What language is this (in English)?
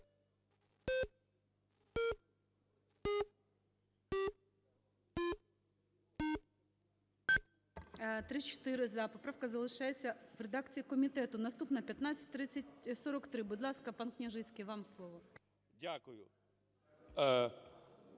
Ukrainian